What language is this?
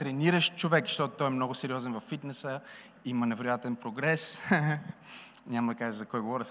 Bulgarian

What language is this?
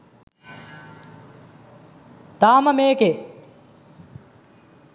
Sinhala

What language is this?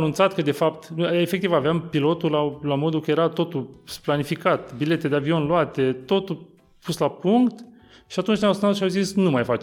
Romanian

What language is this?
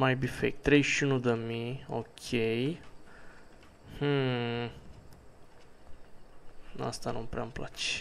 Romanian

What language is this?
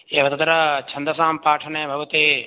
Sanskrit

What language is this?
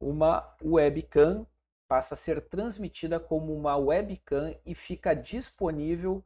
Portuguese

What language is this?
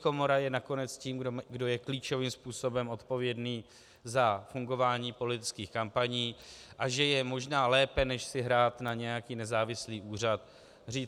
Czech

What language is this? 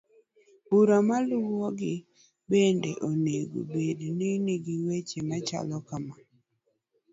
Luo (Kenya and Tanzania)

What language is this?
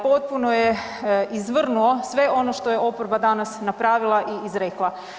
Croatian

